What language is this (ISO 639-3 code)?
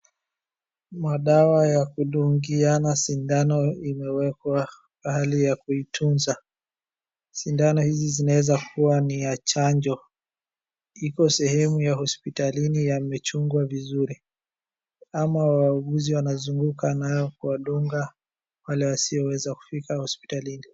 swa